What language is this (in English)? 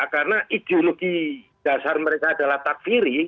Indonesian